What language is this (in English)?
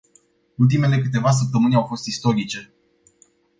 Romanian